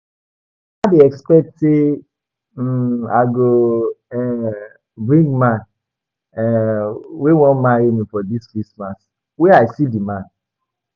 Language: Nigerian Pidgin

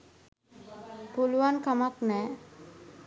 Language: Sinhala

